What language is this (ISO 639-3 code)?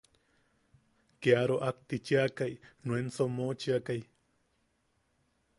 yaq